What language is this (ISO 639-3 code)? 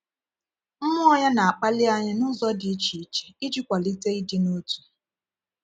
ibo